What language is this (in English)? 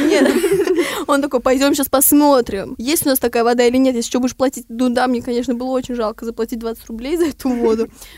Russian